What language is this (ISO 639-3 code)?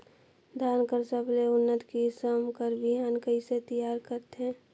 hne